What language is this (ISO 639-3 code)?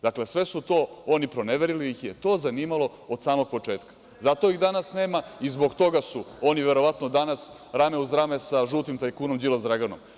srp